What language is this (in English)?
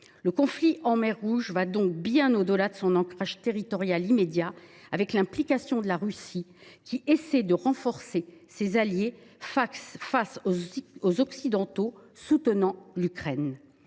French